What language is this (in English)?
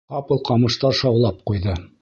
Bashkir